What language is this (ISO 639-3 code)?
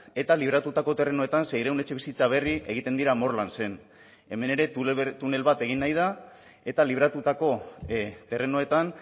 eus